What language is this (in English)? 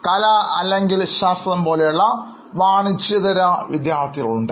Malayalam